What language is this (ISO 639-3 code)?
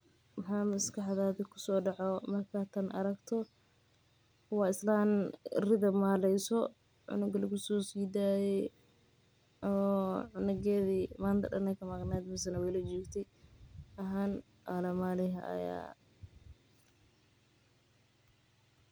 som